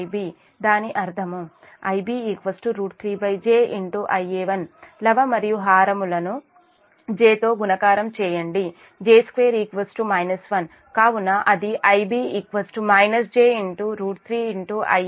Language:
Telugu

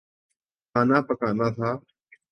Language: Urdu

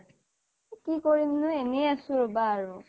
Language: Assamese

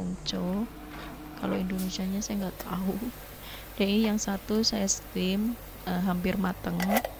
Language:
Indonesian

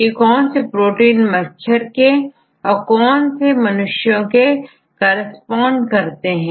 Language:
Hindi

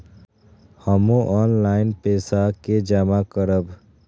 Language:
Maithili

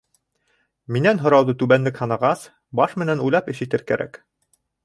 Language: Bashkir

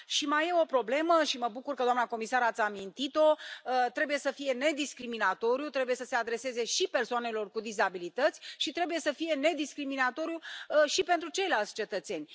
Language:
Romanian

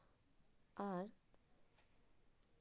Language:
Santali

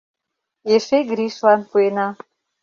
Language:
Mari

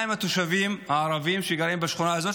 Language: Hebrew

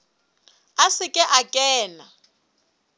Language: Southern Sotho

